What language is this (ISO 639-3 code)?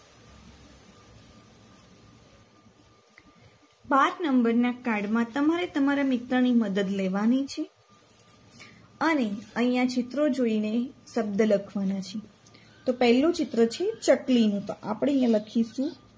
guj